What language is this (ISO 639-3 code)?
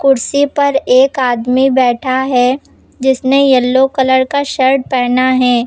hin